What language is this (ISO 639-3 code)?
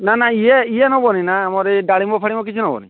ori